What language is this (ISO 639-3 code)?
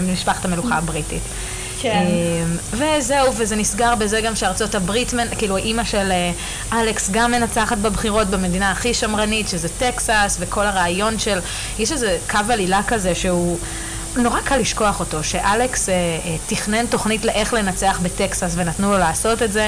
heb